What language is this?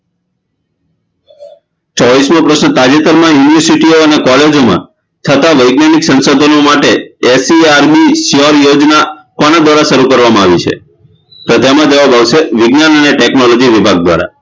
Gujarati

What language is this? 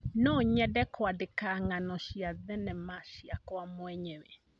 Kikuyu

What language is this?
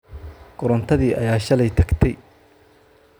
Somali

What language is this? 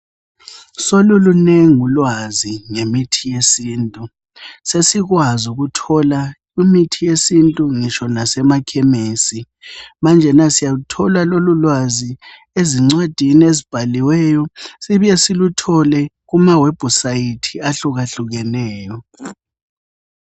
North Ndebele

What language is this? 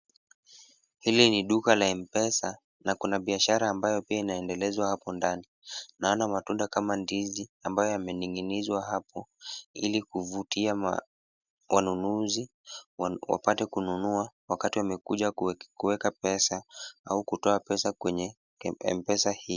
Swahili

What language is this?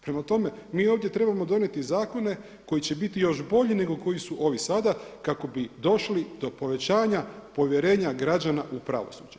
Croatian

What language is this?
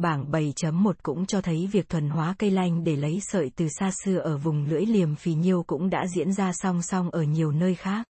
Vietnamese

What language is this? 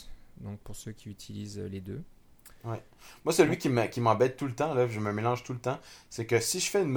French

